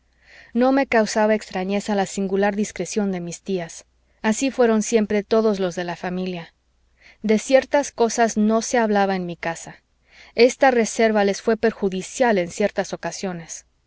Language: Spanish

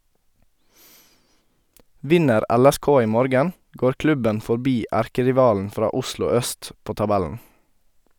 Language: Norwegian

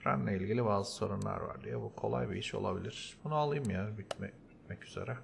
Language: Turkish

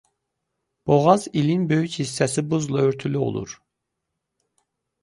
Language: Azerbaijani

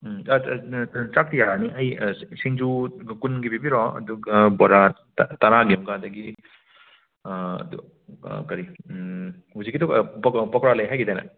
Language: Manipuri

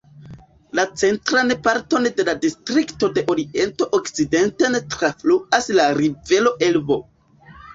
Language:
Esperanto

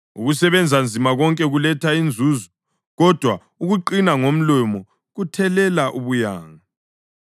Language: North Ndebele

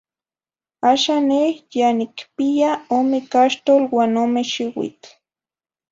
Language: Zacatlán-Ahuacatlán-Tepetzintla Nahuatl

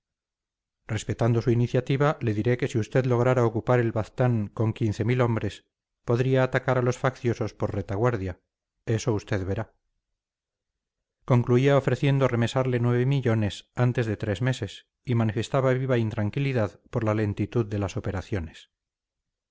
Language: Spanish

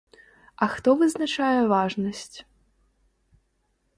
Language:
Belarusian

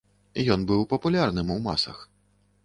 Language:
Belarusian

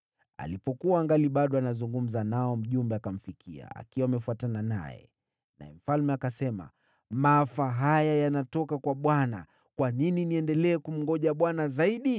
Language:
Swahili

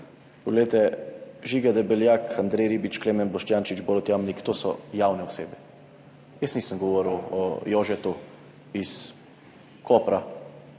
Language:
Slovenian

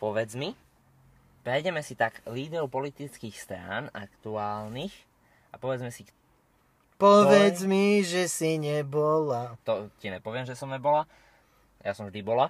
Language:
Slovak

